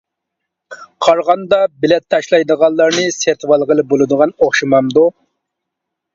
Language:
Uyghur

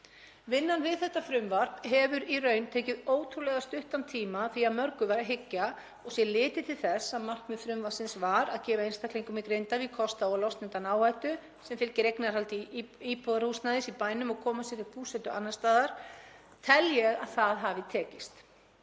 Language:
Icelandic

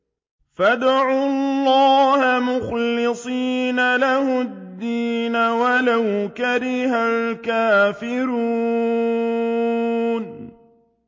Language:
Arabic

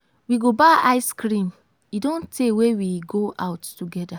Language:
Nigerian Pidgin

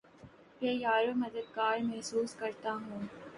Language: Urdu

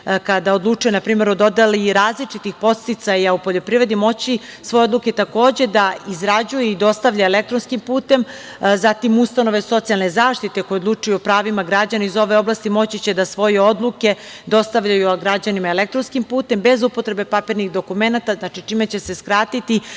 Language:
Serbian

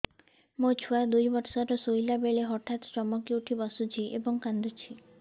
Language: Odia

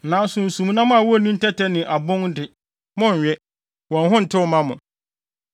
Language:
Akan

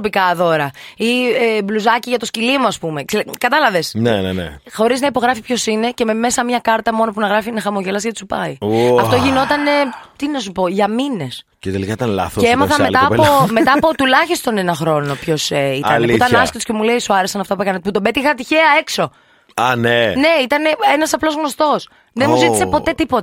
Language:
Greek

